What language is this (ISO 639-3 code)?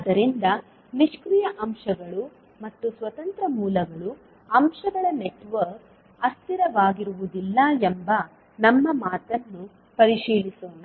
kan